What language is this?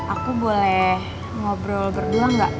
Indonesian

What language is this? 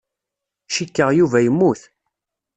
Kabyle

